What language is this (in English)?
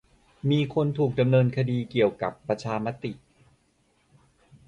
Thai